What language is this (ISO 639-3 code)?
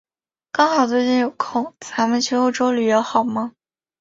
zho